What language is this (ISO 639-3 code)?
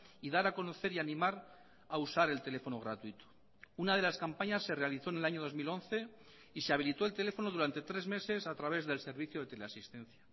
spa